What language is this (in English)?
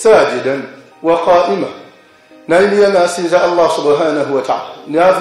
Arabic